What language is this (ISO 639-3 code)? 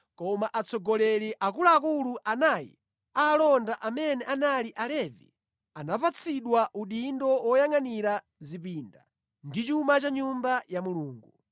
nya